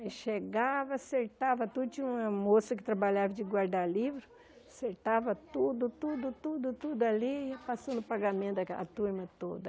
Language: Portuguese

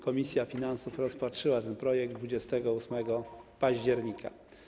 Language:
Polish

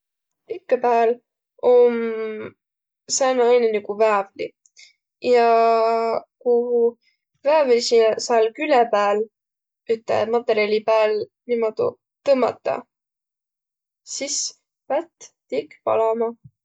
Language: Võro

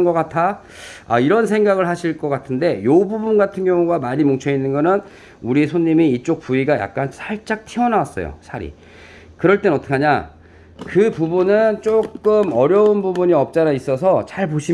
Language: Korean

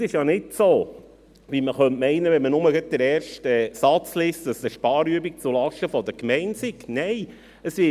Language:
Swiss German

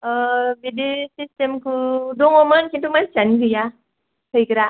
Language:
Bodo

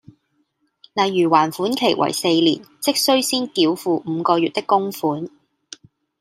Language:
Cantonese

